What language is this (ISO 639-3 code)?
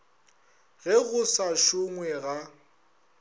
nso